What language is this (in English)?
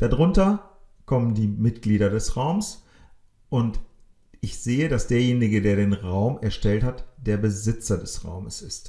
German